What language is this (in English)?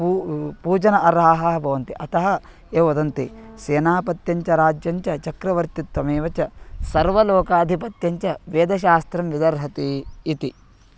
Sanskrit